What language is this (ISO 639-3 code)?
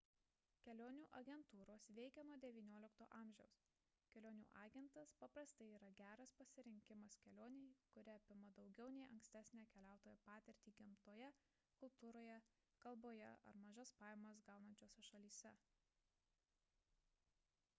lit